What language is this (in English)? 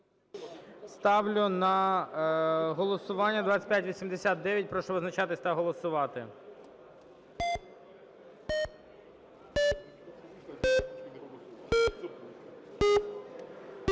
Ukrainian